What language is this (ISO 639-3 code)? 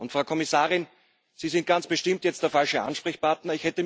deu